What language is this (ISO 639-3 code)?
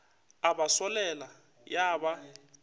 nso